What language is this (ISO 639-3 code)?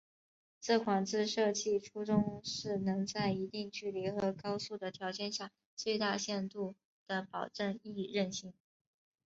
zho